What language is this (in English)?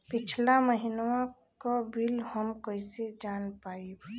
Bhojpuri